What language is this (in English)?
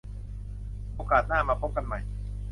Thai